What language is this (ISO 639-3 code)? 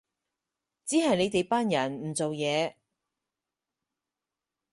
yue